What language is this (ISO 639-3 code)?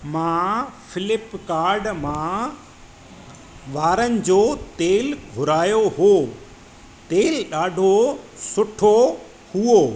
snd